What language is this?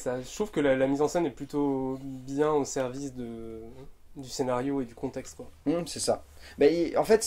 French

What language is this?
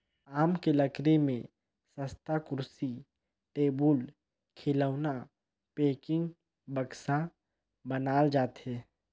Chhattisgarhi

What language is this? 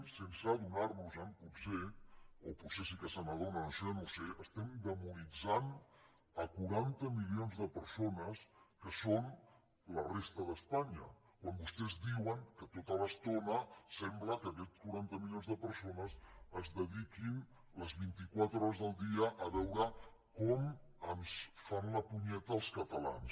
Catalan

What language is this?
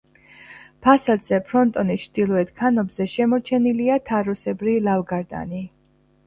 Georgian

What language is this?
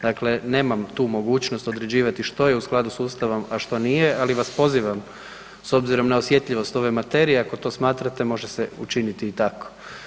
Croatian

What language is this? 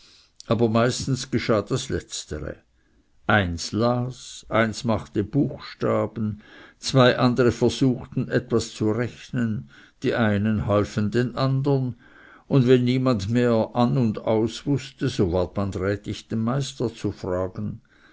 German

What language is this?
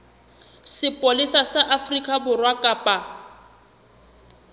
Southern Sotho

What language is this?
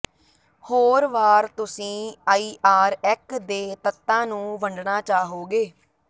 Punjabi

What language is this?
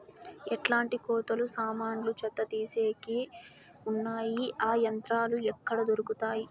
Telugu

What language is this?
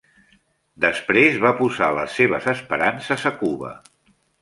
Catalan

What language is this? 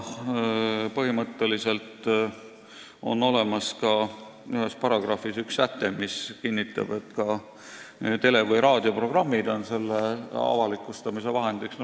Estonian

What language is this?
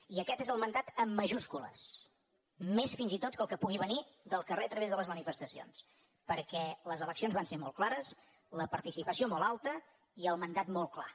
Catalan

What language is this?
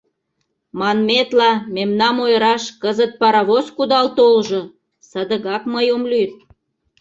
Mari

